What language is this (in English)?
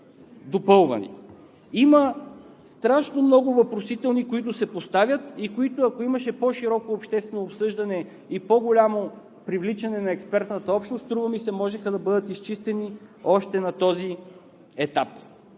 Bulgarian